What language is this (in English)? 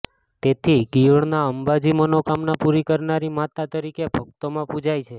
Gujarati